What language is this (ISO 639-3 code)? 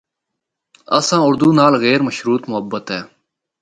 hno